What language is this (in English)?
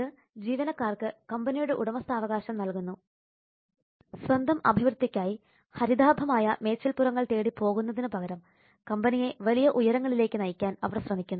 Malayalam